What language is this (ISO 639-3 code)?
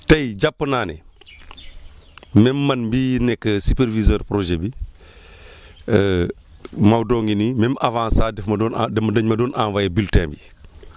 wol